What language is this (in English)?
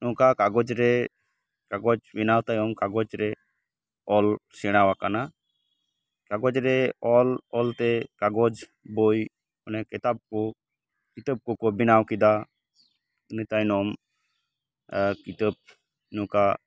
Santali